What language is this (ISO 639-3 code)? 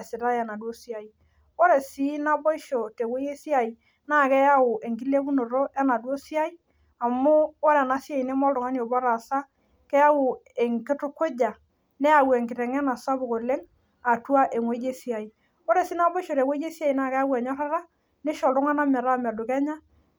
mas